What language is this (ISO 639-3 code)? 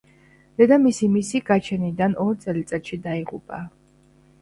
kat